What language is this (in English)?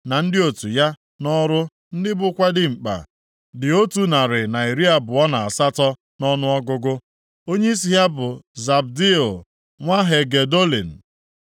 Igbo